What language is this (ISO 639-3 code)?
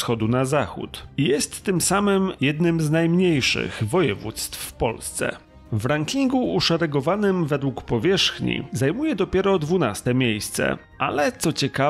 pol